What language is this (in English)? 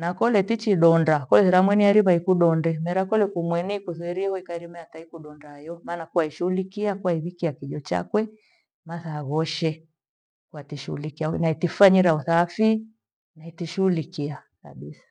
Gweno